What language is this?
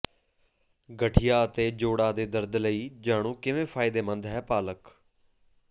Punjabi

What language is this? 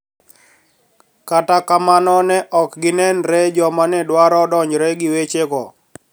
Luo (Kenya and Tanzania)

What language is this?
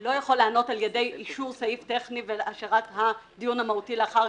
Hebrew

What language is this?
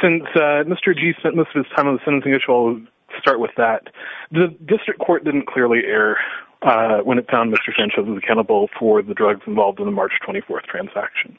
English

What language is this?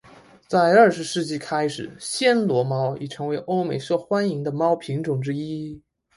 Chinese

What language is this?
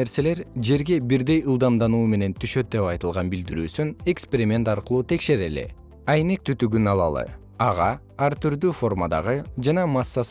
Kyrgyz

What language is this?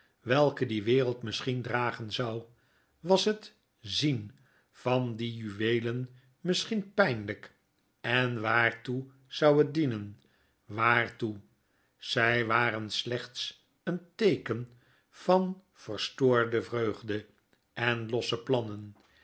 Dutch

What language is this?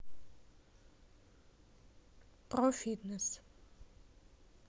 Russian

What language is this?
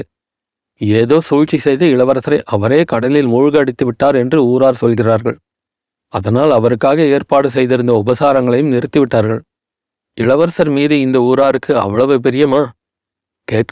Tamil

